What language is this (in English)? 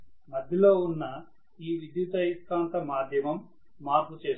Telugu